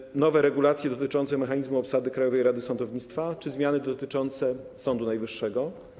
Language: Polish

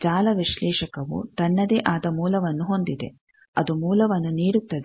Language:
Kannada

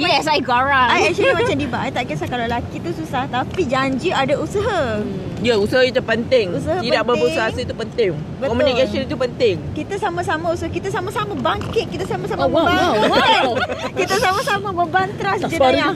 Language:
Malay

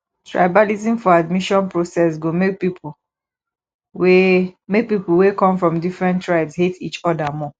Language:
Nigerian Pidgin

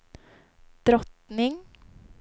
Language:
Swedish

